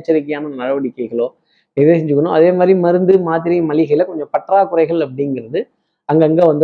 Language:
Tamil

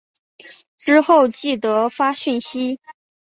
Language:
Chinese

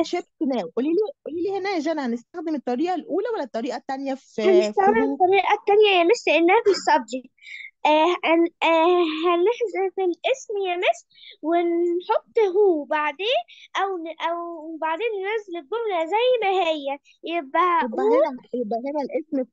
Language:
Arabic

